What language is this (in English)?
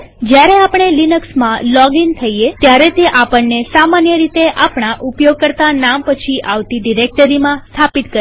Gujarati